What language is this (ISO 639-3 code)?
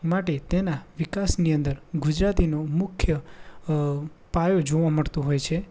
guj